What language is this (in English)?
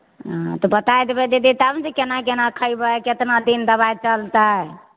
Maithili